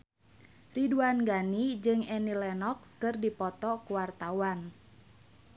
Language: Sundanese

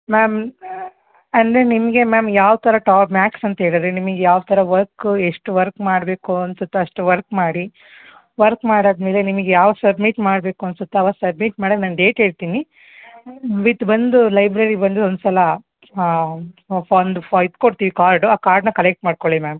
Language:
Kannada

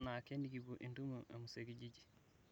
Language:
Masai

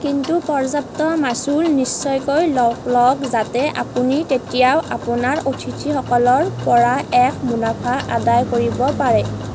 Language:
Assamese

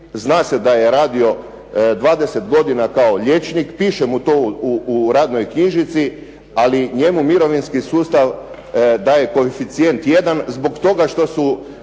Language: Croatian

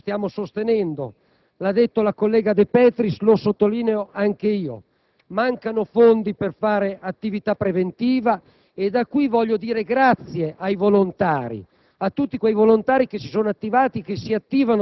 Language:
Italian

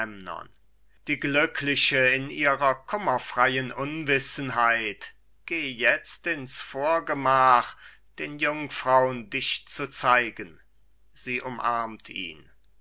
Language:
German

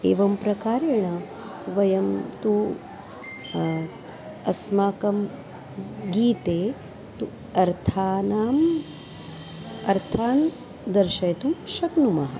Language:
Sanskrit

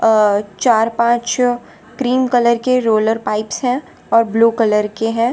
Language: Hindi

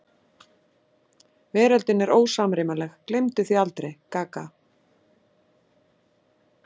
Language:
Icelandic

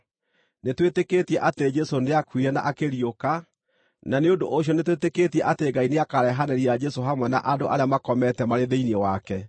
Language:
Kikuyu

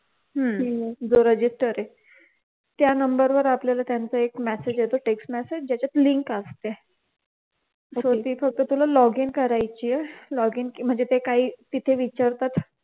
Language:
Marathi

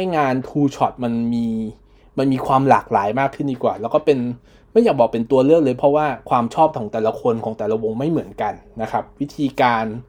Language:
Thai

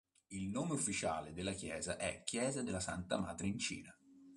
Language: Italian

